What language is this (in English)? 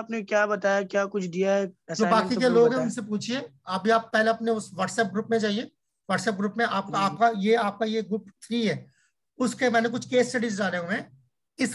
Hindi